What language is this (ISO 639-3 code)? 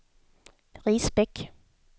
swe